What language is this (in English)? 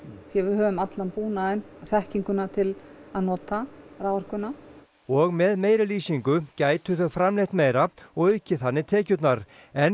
Icelandic